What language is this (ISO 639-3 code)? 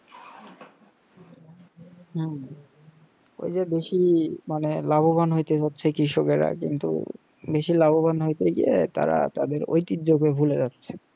ben